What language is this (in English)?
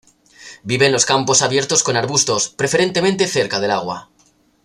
Spanish